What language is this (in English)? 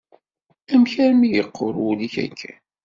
Kabyle